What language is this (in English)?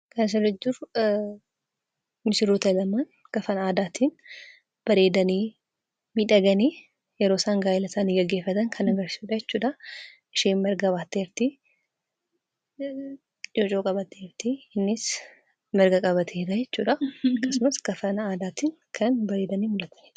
Oromo